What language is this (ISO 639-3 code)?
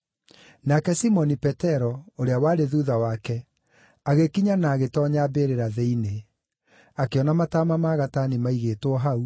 kik